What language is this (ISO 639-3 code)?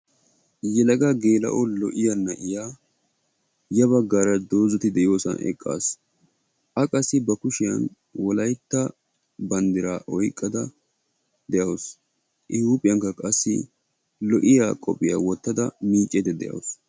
wal